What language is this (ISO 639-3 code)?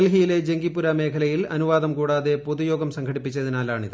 mal